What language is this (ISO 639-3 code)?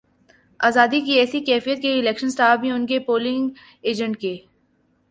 urd